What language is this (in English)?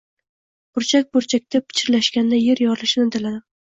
Uzbek